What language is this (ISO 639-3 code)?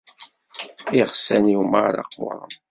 kab